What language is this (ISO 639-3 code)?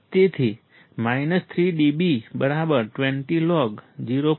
guj